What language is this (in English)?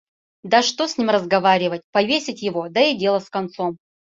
Mari